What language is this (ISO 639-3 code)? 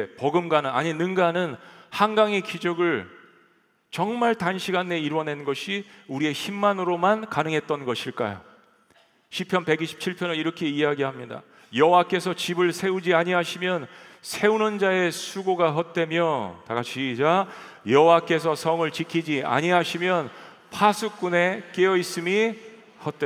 kor